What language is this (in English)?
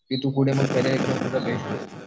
Marathi